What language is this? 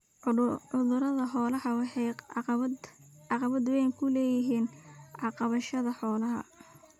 Somali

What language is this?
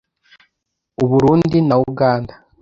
Kinyarwanda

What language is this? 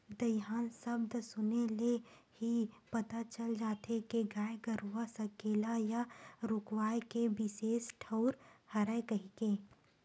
Chhattisgarhi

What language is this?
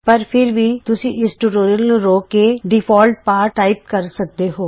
Punjabi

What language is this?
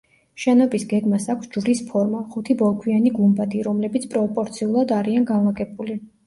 Georgian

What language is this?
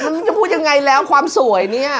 Thai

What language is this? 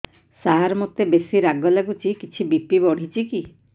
Odia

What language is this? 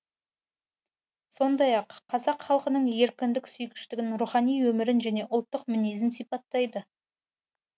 Kazakh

